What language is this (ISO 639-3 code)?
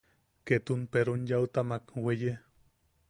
yaq